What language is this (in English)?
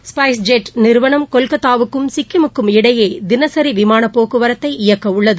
Tamil